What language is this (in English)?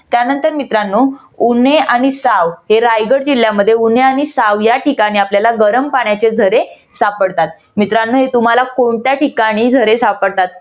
Marathi